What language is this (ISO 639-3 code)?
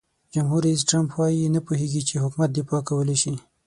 pus